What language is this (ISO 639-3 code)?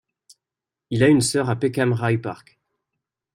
fra